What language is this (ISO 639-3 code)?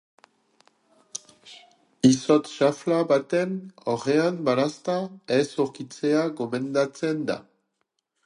eus